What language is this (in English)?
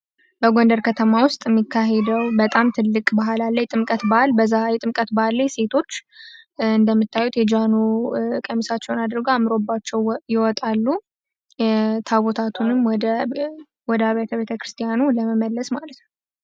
Amharic